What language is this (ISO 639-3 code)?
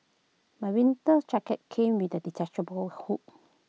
eng